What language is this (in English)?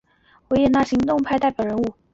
Chinese